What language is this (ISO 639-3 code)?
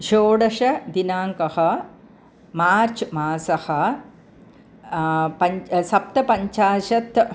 san